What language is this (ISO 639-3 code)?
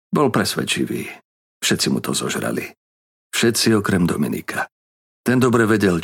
slk